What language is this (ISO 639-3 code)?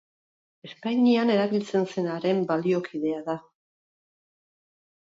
eus